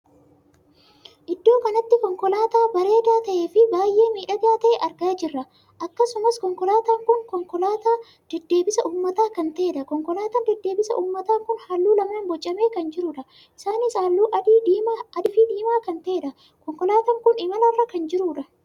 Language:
Oromo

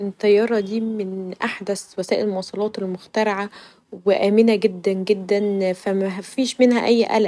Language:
Egyptian Arabic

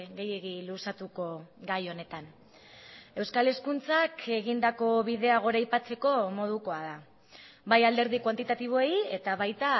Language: Basque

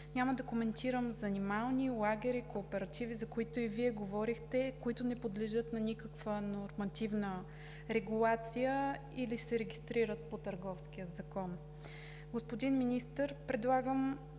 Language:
Bulgarian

